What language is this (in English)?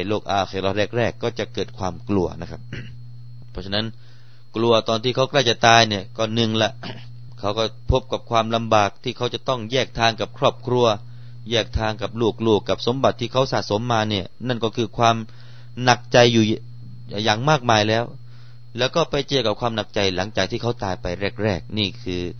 Thai